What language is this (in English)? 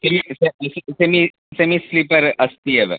Sanskrit